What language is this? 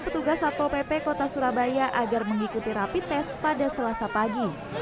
Indonesian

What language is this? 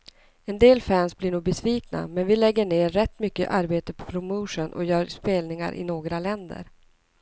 Swedish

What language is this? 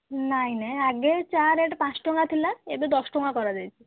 Odia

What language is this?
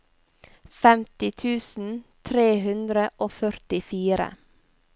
Norwegian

